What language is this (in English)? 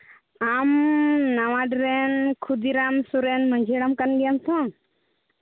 Santali